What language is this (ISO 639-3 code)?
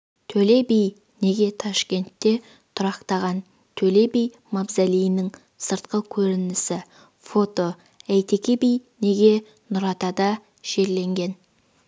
kaz